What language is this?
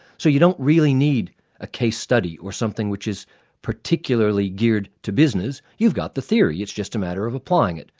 English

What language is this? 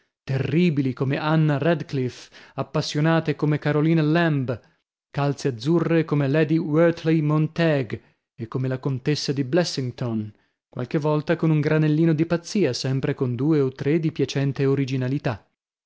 Italian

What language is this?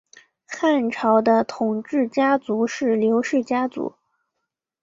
Chinese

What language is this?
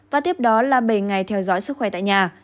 Vietnamese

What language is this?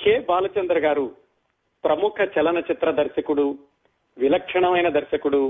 Telugu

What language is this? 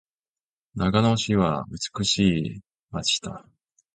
Japanese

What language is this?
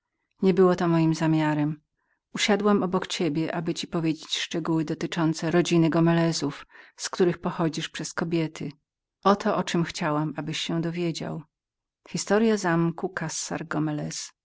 Polish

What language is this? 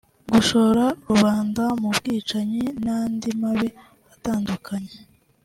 Kinyarwanda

